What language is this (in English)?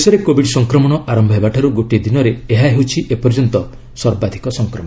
Odia